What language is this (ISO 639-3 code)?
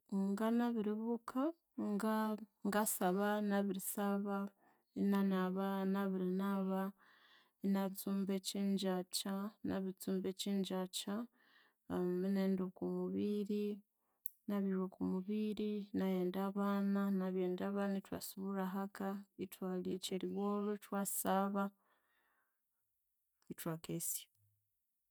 koo